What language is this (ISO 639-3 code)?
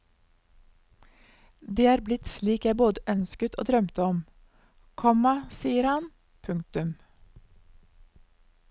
nor